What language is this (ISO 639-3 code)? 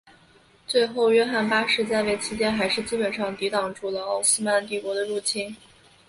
zho